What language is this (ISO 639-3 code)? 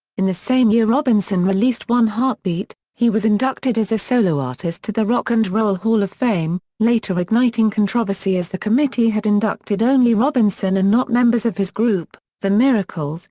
eng